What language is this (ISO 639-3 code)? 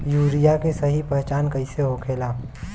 bho